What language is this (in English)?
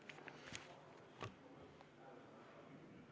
Estonian